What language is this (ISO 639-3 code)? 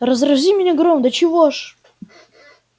rus